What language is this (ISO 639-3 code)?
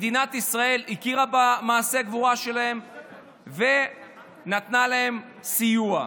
heb